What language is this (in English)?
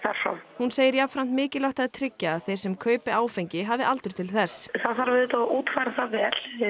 Icelandic